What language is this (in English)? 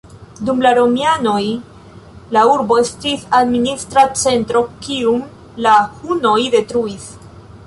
Esperanto